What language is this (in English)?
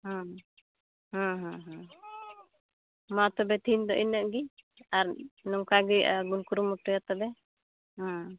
Santali